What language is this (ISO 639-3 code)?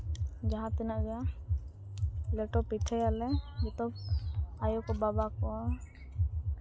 sat